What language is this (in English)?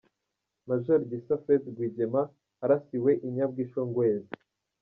Kinyarwanda